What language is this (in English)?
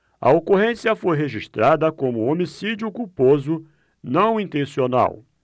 Portuguese